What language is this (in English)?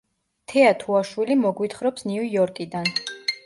Georgian